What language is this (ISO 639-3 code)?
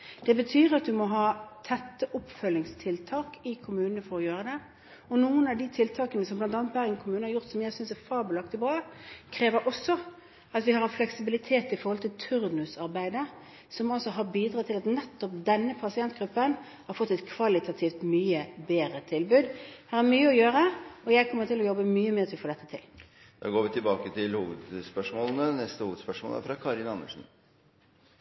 nor